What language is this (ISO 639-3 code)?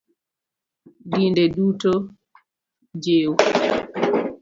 luo